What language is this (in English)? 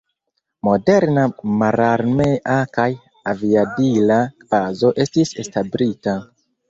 Esperanto